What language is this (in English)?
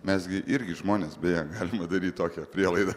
Lithuanian